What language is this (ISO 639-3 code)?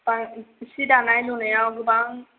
brx